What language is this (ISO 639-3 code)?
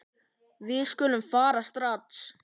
isl